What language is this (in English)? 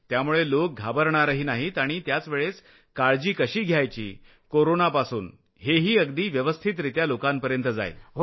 Marathi